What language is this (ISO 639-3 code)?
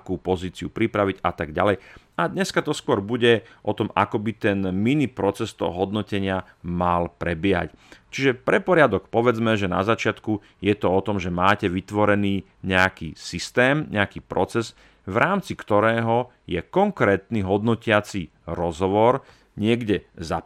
slk